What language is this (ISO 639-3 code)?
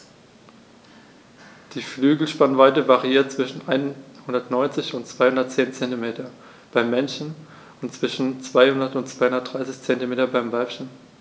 deu